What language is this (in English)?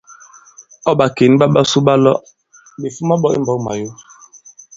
Bankon